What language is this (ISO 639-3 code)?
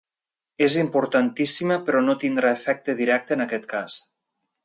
cat